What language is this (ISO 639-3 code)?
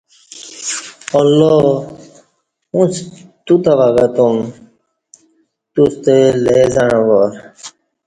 bsh